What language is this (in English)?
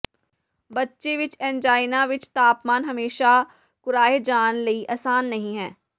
Punjabi